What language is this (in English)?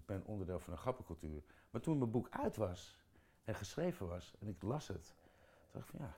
Dutch